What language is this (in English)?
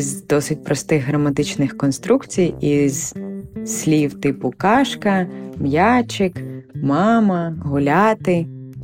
Ukrainian